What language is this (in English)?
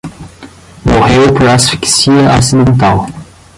Portuguese